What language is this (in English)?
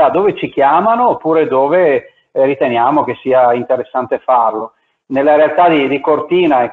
Italian